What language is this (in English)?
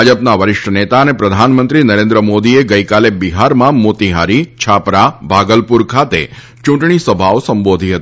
Gujarati